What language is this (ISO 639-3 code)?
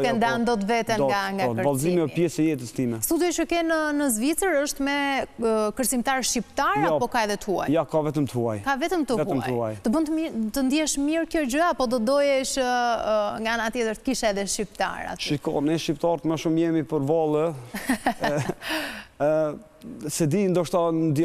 ron